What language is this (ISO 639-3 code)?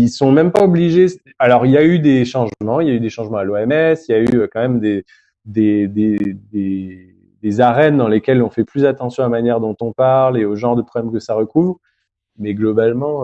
fra